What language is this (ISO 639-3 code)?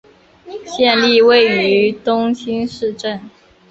zho